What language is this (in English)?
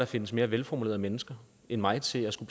Danish